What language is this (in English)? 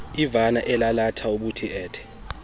Xhosa